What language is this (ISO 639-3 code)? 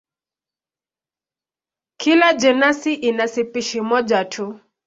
swa